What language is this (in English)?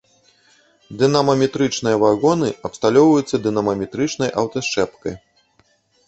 Belarusian